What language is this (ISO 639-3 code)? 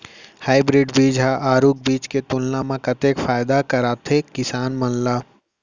hne